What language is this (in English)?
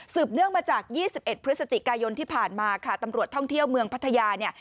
Thai